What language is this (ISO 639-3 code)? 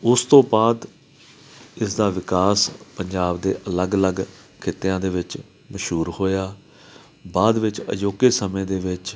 pan